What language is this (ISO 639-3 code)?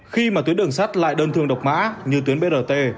vie